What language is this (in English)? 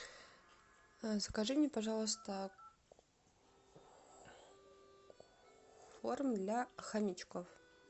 Russian